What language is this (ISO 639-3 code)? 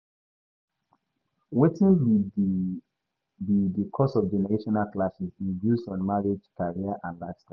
pcm